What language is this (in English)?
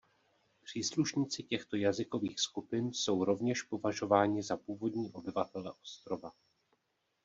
Czech